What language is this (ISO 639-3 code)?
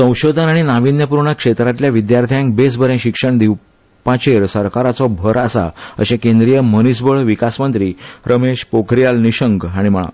kok